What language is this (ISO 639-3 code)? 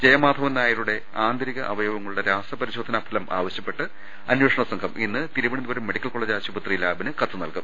mal